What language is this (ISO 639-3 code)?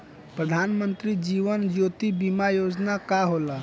bho